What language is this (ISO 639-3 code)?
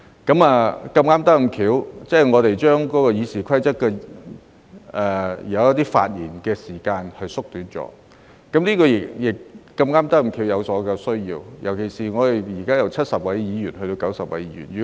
yue